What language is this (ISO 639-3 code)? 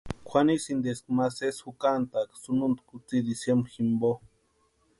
pua